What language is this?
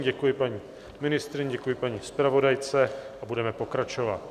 Czech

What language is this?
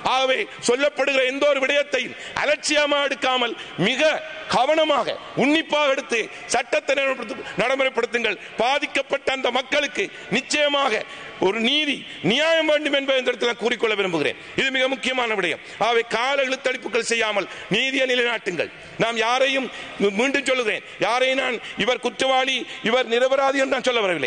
Turkish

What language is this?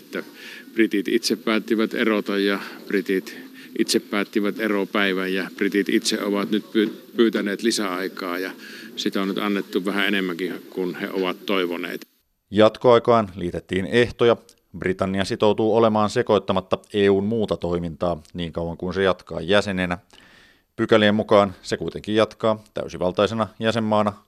Finnish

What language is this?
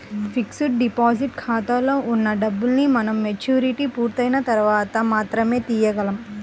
Telugu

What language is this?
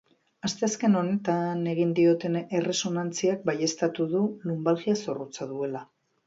Basque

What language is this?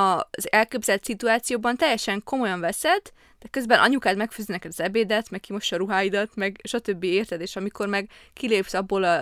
Hungarian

